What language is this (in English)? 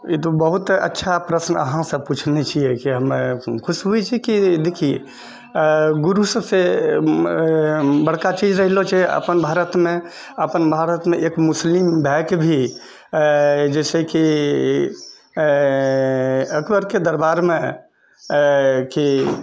Maithili